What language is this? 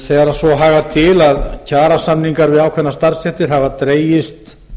Icelandic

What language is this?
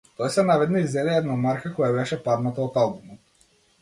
Macedonian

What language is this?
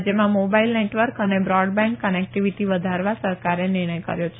Gujarati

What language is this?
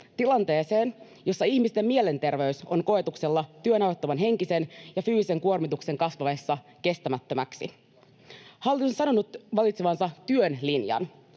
Finnish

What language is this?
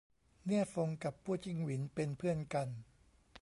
Thai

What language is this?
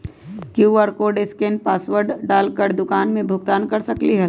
Magahi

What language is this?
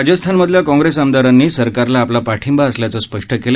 Marathi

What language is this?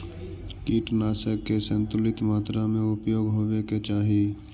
Magahi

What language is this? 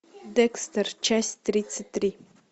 Russian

